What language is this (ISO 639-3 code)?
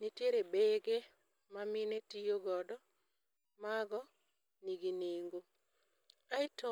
luo